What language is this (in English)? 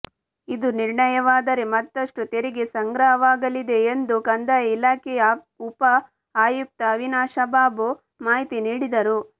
Kannada